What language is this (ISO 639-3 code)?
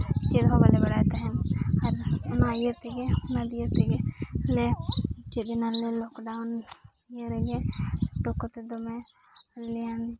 sat